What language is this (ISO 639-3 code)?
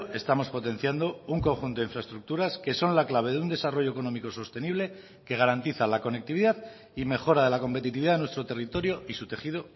spa